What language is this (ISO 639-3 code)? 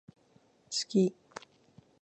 jpn